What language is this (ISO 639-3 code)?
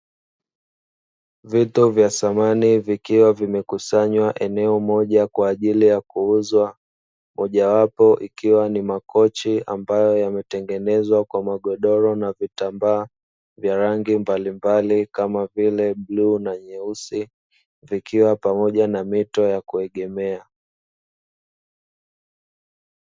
swa